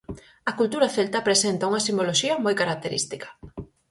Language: Galician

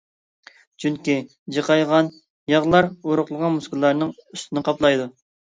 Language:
Uyghur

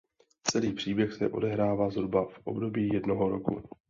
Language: Czech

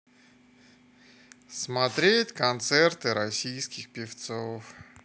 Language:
Russian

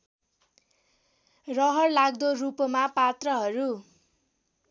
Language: Nepali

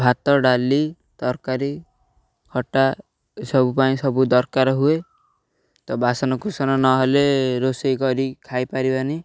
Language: Odia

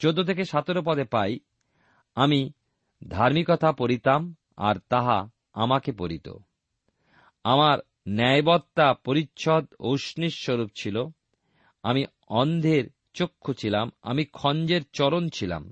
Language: Bangla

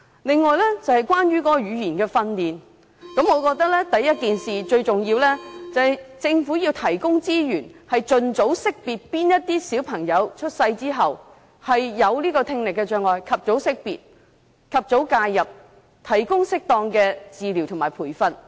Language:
Cantonese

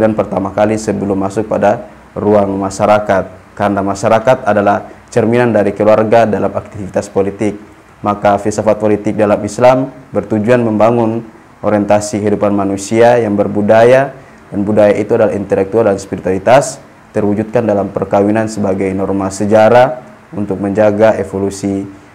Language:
Indonesian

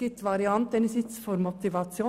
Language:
Swiss German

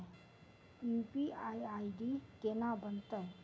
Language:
Maithili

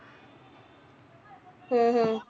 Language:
Punjabi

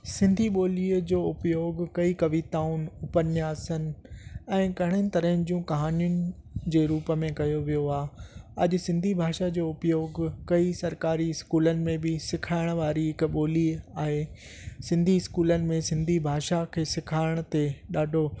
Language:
Sindhi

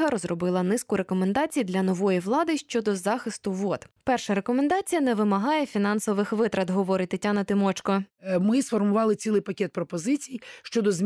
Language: Ukrainian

